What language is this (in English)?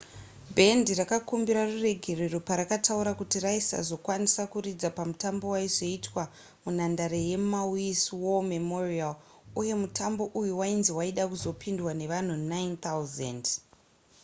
Shona